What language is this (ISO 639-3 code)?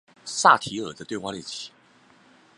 zho